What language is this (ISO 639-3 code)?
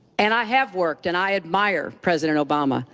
eng